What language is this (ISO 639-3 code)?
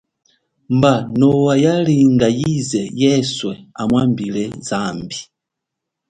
cjk